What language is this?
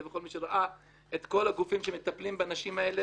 Hebrew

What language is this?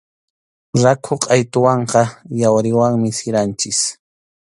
Arequipa-La Unión Quechua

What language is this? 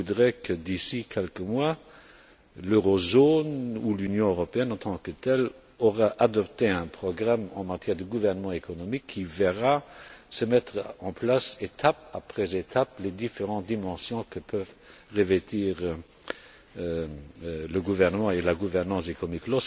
French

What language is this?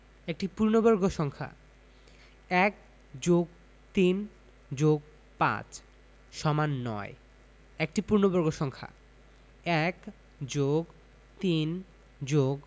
Bangla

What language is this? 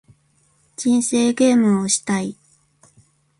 Japanese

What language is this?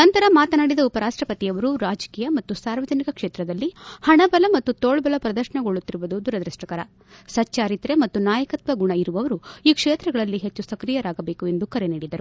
Kannada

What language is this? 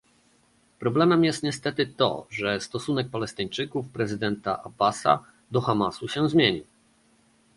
Polish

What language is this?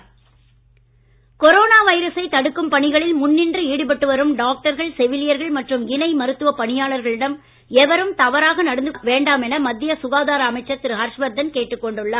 Tamil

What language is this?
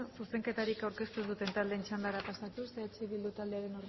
Basque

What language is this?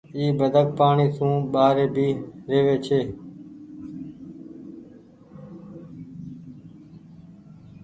Goaria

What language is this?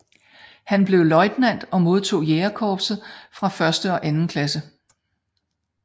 Danish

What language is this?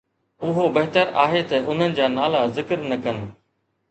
Sindhi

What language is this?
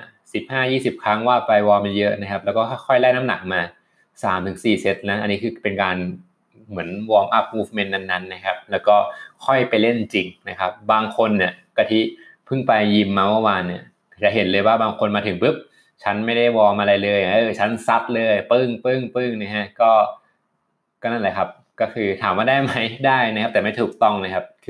Thai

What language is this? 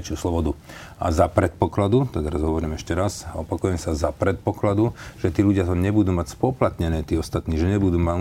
Slovak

